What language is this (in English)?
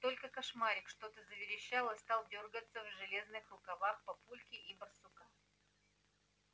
Russian